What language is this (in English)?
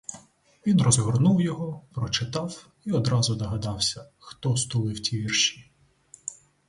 Ukrainian